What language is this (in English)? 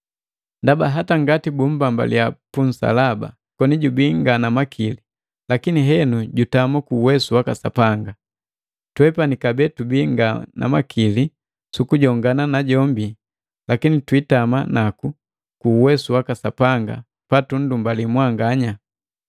Matengo